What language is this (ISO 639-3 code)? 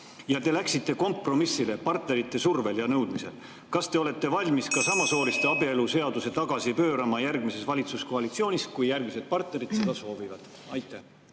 est